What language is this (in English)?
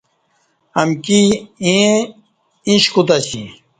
Kati